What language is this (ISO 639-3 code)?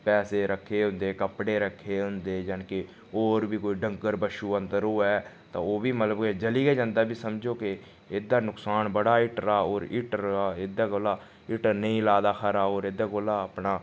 doi